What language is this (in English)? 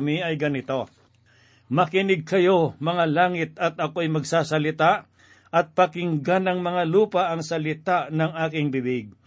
Filipino